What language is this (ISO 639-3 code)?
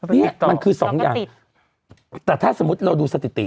tha